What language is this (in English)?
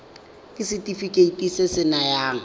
Tswana